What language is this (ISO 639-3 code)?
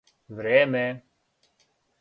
srp